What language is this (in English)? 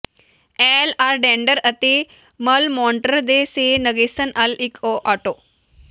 Punjabi